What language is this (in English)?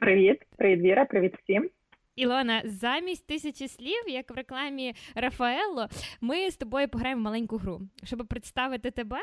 Ukrainian